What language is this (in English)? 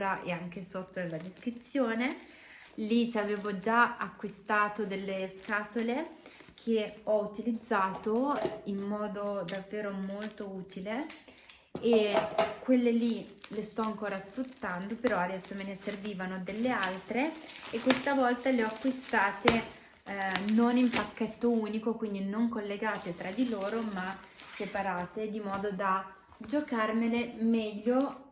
Italian